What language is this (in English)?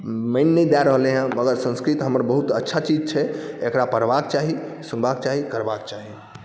Maithili